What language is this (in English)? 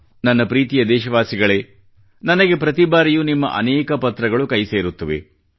Kannada